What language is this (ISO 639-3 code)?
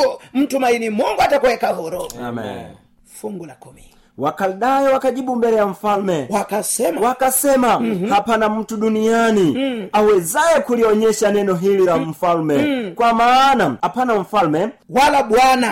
swa